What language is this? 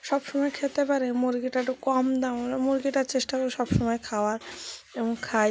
Bangla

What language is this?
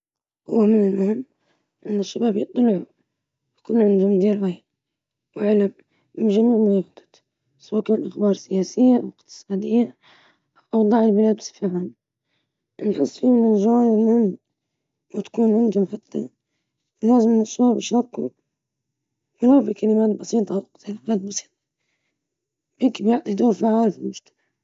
Libyan Arabic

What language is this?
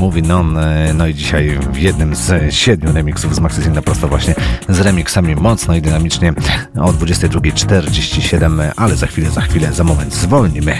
Polish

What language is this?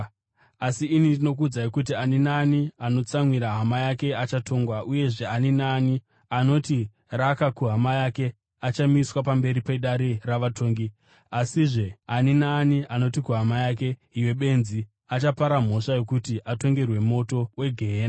Shona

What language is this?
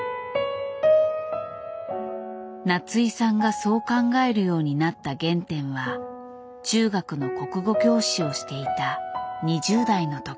Japanese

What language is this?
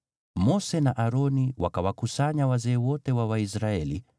Swahili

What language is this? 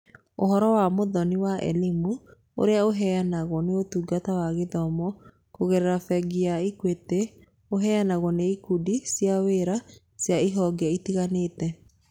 Kikuyu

